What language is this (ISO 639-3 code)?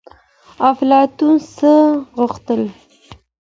pus